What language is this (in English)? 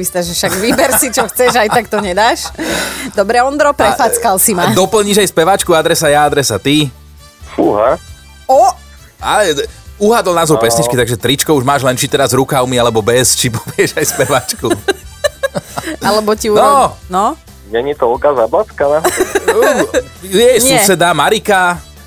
Slovak